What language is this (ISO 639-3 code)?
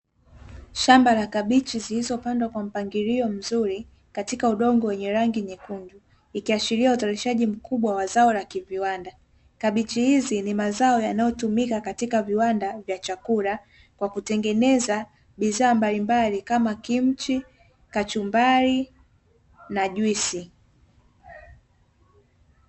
swa